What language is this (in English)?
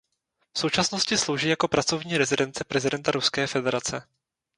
Czech